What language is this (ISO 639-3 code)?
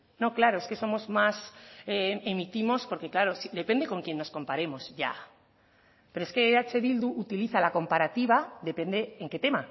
spa